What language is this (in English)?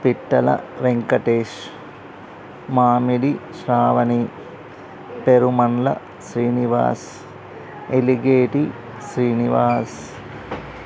Telugu